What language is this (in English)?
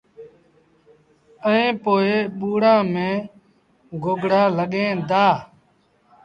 Sindhi Bhil